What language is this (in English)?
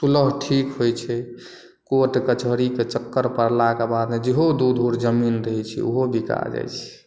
Maithili